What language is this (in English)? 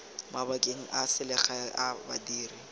Tswana